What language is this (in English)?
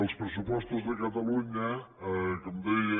Catalan